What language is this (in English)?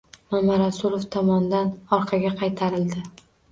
Uzbek